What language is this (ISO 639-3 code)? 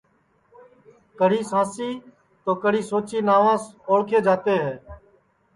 ssi